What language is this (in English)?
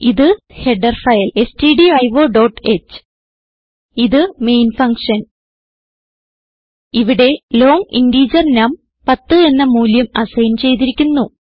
Malayalam